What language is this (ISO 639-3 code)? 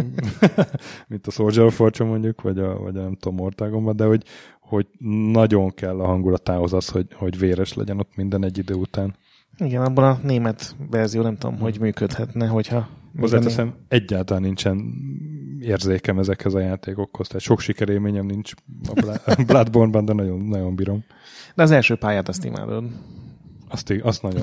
hun